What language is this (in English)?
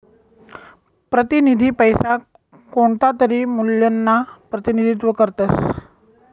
Marathi